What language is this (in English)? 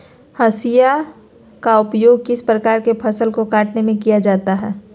Magahi